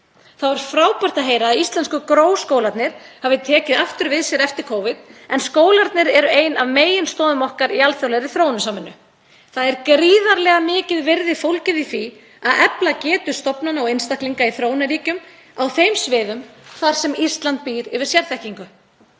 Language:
Icelandic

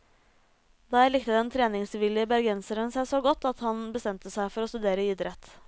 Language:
Norwegian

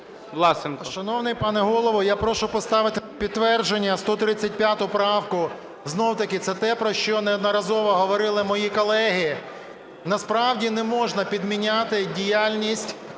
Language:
Ukrainian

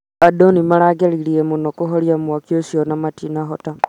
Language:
Kikuyu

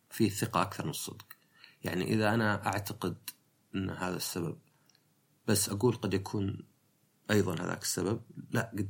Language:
Arabic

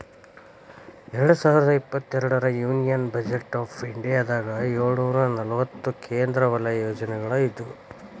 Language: Kannada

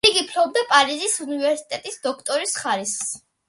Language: Georgian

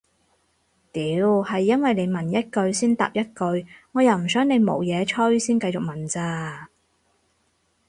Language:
Cantonese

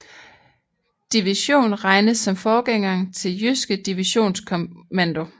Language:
Danish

